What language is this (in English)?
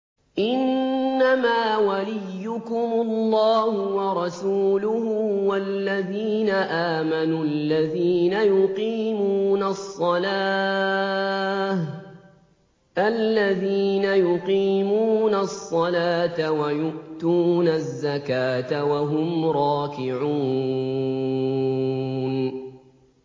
Arabic